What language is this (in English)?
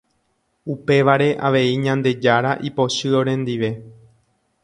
Guarani